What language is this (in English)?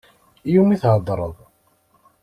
Kabyle